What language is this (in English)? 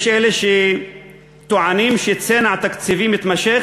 Hebrew